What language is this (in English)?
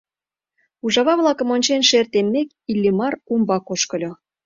Mari